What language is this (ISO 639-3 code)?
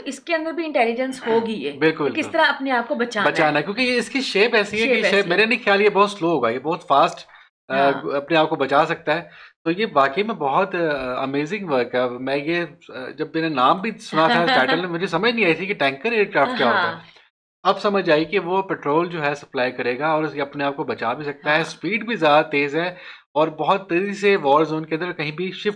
tur